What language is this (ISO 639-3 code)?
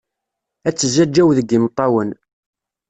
kab